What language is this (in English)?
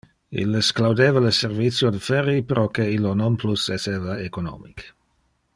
Interlingua